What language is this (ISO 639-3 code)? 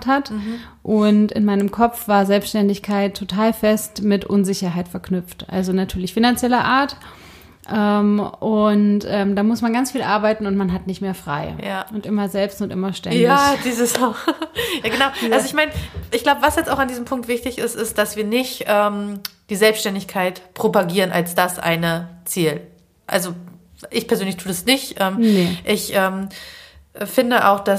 deu